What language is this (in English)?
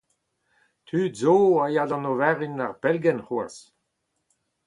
Breton